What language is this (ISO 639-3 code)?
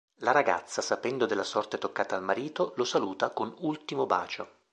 ita